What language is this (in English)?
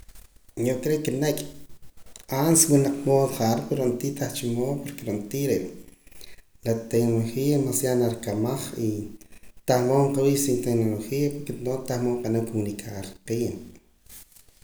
Poqomam